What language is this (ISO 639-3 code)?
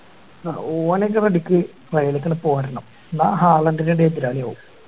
mal